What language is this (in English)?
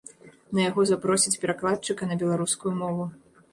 Belarusian